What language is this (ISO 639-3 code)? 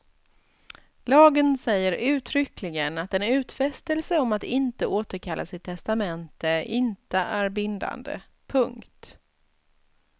swe